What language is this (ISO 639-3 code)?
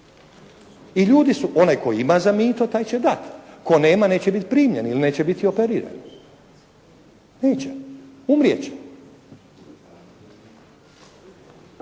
hrv